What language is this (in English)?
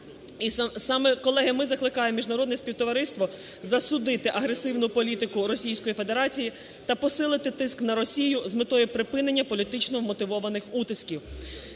Ukrainian